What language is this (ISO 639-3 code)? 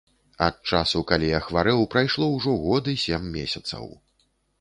bel